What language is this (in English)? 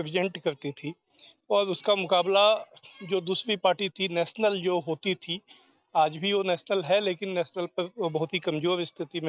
Hindi